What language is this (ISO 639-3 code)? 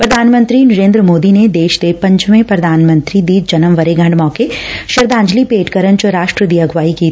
pan